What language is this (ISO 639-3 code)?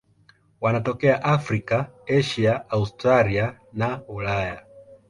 swa